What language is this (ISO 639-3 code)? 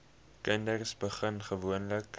afr